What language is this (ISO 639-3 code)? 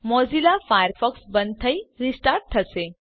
guj